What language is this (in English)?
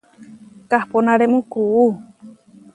Huarijio